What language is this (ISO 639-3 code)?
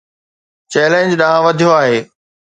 snd